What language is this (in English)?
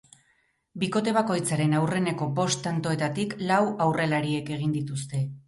Basque